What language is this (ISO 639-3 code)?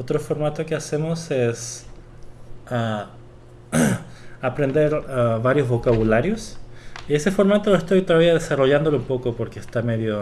spa